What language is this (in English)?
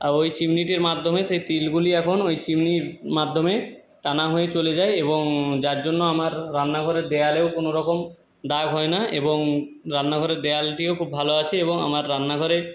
Bangla